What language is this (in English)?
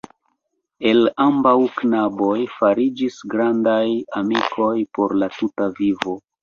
Esperanto